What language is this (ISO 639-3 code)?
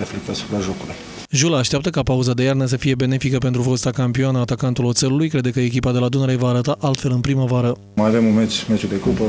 ron